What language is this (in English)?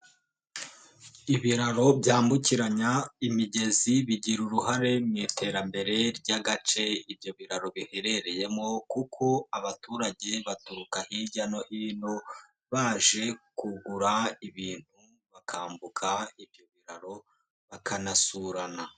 Kinyarwanda